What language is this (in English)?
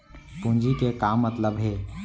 Chhattisgarhi